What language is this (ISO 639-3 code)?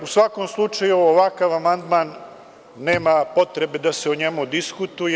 srp